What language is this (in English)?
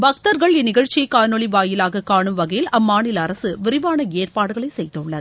Tamil